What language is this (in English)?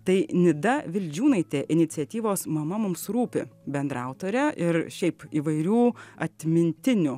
Lithuanian